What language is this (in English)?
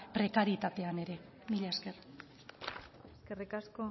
Basque